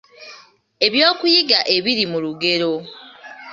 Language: Ganda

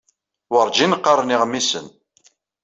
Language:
Kabyle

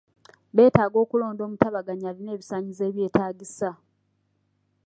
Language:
Ganda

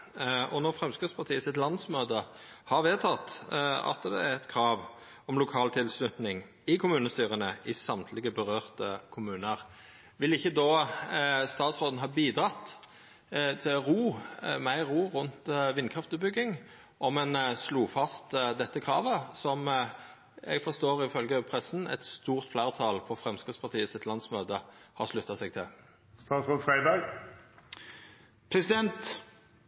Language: Norwegian Nynorsk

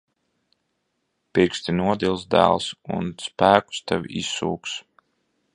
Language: Latvian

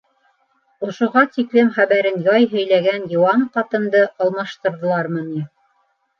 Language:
Bashkir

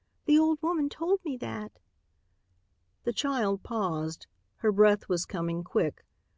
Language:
English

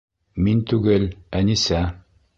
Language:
Bashkir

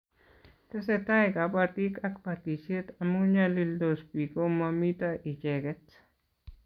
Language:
Kalenjin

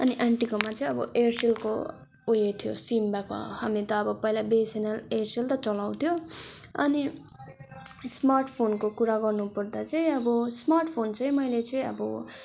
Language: Nepali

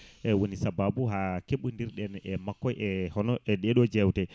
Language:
Fula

